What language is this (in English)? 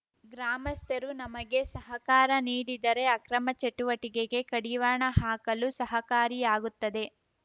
Kannada